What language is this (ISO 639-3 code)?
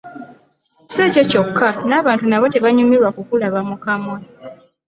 lug